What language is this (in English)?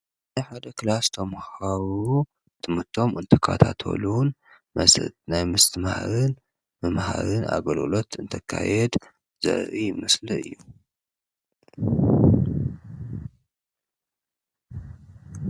Tigrinya